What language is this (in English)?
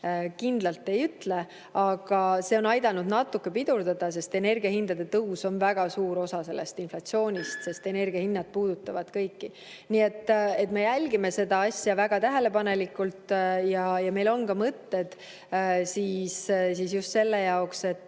Estonian